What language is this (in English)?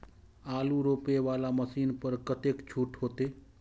Maithili